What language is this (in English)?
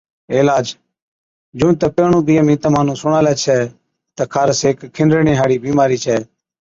Od